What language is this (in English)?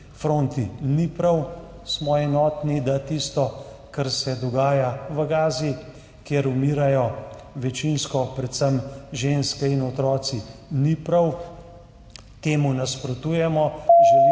Slovenian